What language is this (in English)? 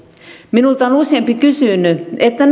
Finnish